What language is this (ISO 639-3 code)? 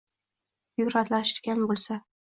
uzb